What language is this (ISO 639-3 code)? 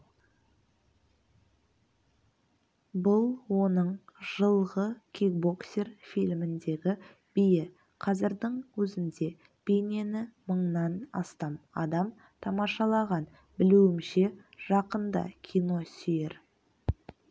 kaz